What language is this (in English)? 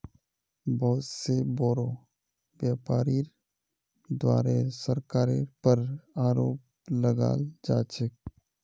Magahi